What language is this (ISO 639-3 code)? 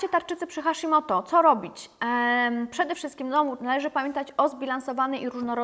pol